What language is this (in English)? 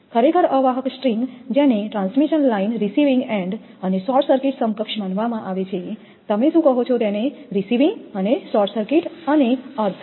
Gujarati